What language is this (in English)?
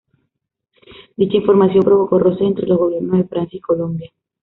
Spanish